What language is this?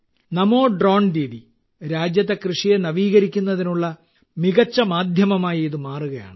Malayalam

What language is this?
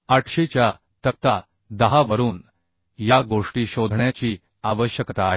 Marathi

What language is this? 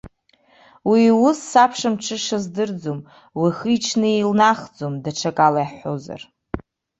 Abkhazian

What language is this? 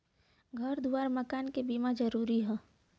Bhojpuri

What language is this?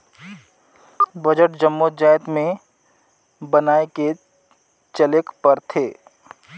Chhattisgarhi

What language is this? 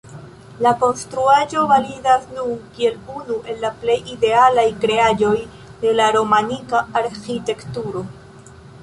Esperanto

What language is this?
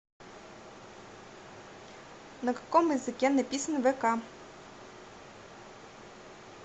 Russian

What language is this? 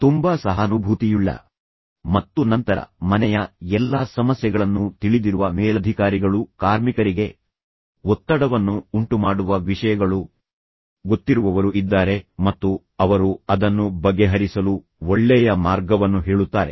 Kannada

